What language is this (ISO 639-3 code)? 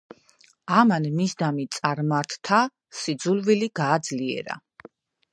kat